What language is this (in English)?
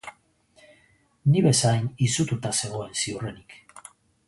Basque